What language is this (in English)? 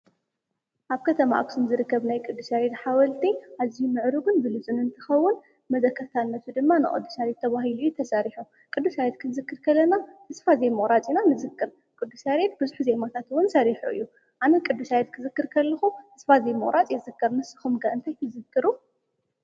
Tigrinya